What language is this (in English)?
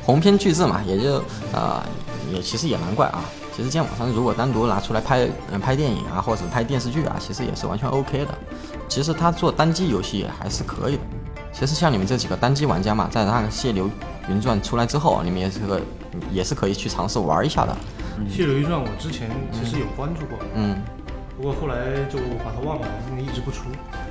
Chinese